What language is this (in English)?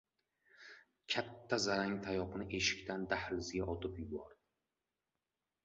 Uzbek